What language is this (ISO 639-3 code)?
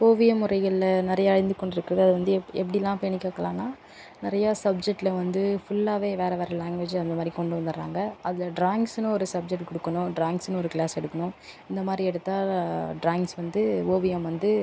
tam